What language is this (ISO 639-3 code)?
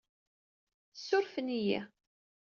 kab